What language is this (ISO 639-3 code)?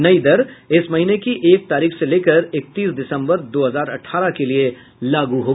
hin